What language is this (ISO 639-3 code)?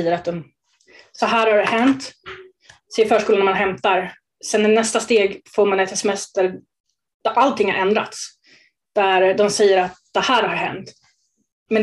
swe